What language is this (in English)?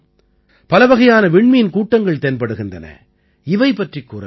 Tamil